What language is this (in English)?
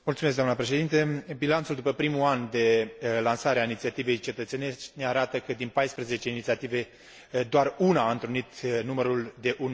Romanian